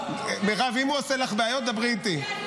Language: Hebrew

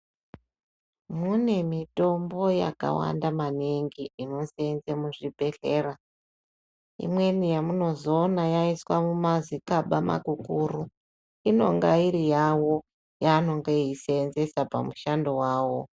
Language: Ndau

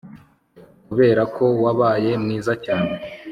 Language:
Kinyarwanda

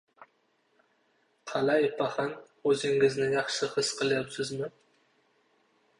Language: Uzbek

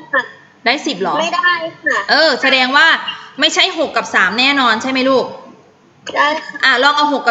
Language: Thai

